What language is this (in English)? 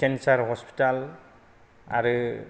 Bodo